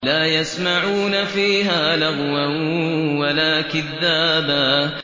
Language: Arabic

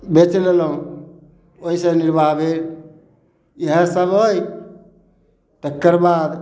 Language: Maithili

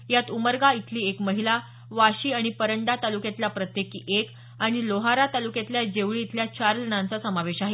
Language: Marathi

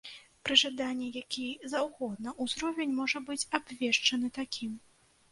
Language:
Belarusian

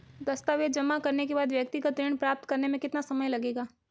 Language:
Hindi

